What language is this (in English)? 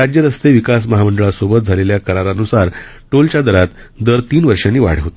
Marathi